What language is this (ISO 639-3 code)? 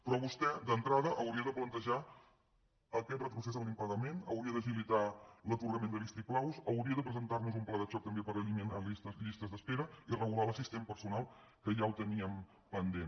cat